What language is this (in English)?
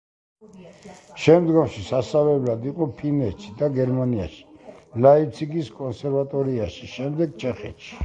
Georgian